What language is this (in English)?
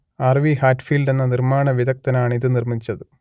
Malayalam